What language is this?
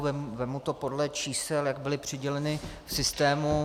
Czech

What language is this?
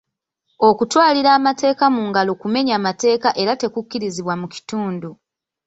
Ganda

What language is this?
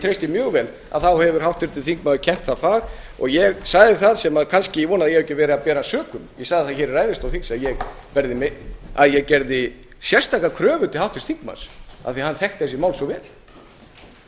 Icelandic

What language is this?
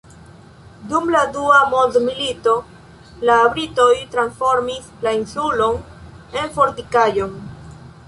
Esperanto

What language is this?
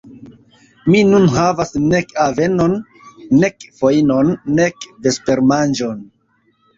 Esperanto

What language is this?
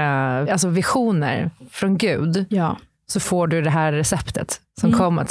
Swedish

